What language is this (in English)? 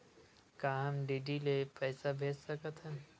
Chhattisgarhi